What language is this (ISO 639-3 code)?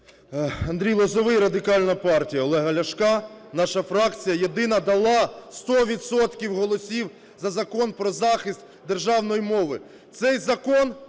ukr